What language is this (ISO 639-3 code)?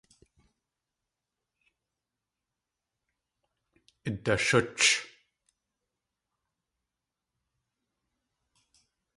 tli